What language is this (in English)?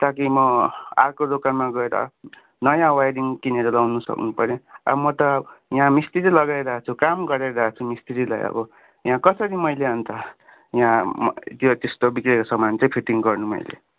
Nepali